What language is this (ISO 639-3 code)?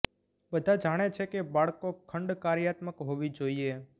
guj